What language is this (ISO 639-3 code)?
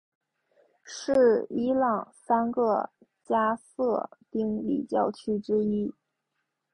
zho